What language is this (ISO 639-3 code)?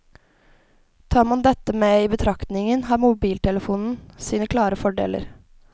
nor